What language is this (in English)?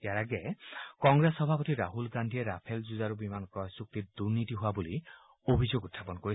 Assamese